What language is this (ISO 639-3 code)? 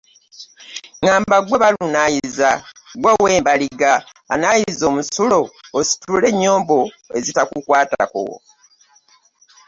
lug